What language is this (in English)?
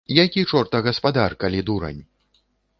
Belarusian